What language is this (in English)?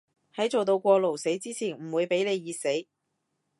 Cantonese